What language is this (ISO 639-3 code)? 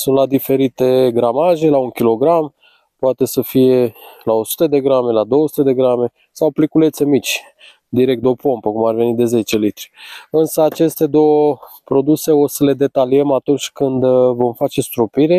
ron